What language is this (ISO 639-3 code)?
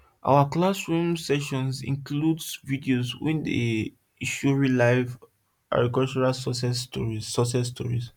pcm